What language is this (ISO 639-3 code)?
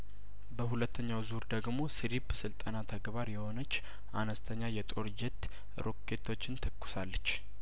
amh